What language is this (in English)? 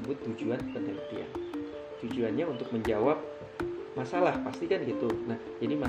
Indonesian